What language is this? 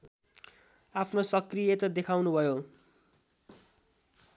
Nepali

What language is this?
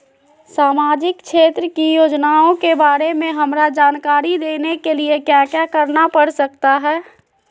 Magahi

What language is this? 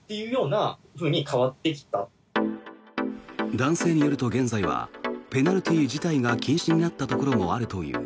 Japanese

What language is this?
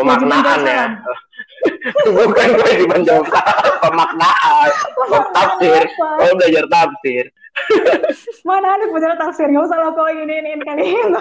Indonesian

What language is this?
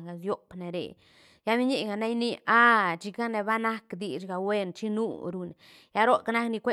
Santa Catarina Albarradas Zapotec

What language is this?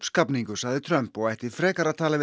Icelandic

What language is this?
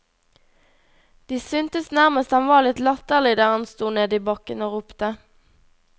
Norwegian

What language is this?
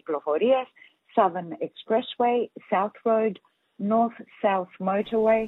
Greek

